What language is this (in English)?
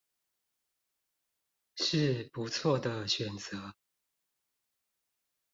Chinese